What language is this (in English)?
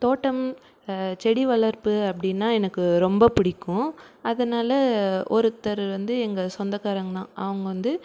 Tamil